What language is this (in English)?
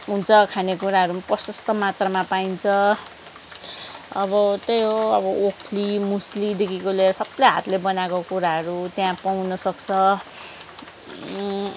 Nepali